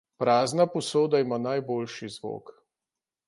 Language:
Slovenian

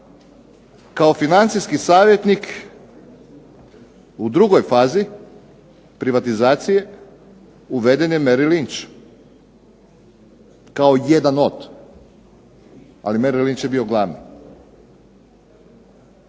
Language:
Croatian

